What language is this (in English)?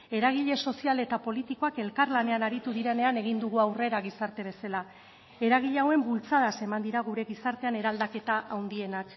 Basque